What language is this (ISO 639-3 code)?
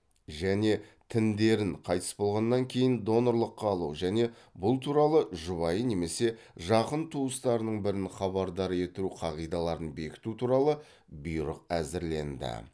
kaz